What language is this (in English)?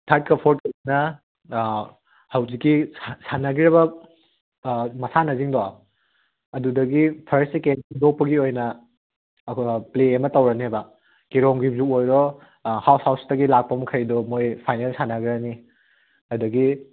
Manipuri